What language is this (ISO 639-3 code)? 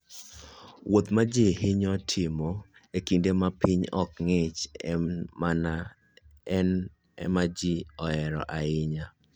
luo